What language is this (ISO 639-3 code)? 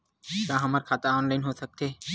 hne